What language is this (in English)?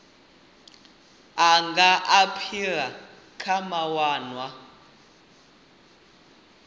Venda